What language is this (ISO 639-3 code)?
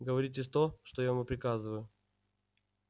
rus